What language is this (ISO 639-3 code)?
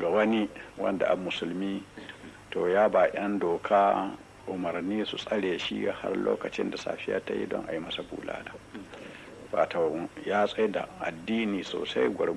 hau